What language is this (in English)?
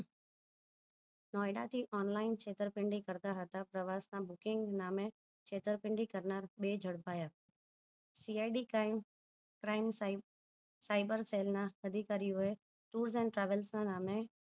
Gujarati